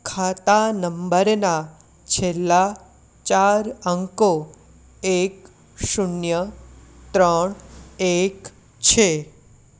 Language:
Gujarati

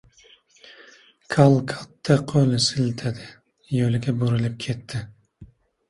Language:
Uzbek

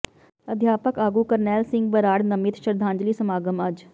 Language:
Punjabi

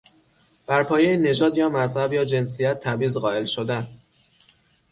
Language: Persian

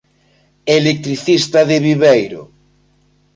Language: Galician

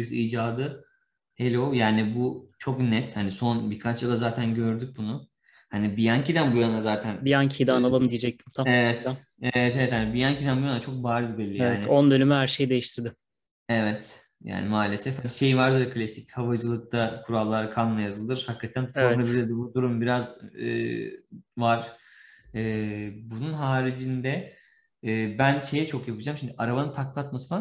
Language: Turkish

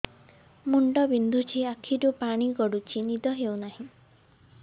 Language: Odia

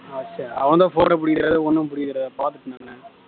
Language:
Tamil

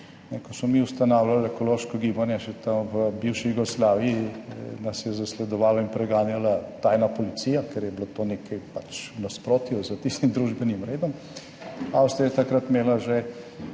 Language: Slovenian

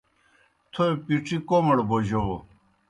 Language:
Kohistani Shina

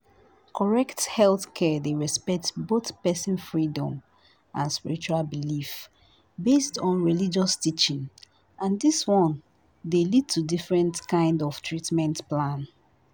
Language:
Nigerian Pidgin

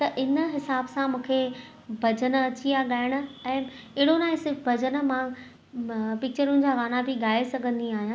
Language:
Sindhi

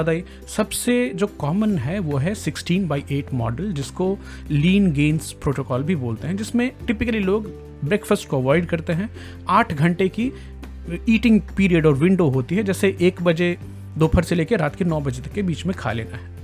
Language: Hindi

